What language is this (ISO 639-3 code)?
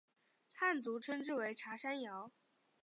zho